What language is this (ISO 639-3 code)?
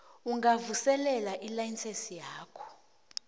nbl